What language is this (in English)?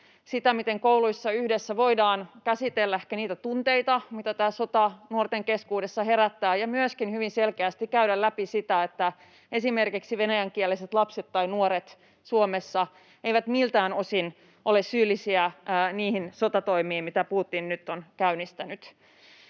Finnish